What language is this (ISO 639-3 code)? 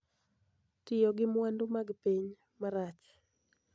luo